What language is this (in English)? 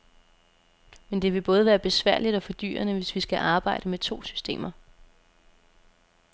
Danish